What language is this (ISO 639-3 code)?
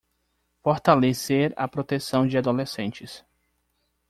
por